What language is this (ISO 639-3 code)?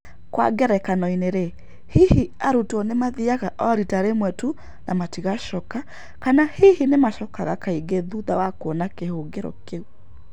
kik